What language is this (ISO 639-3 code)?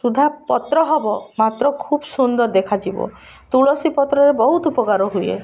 ori